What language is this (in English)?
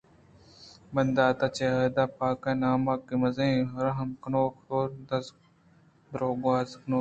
Eastern Balochi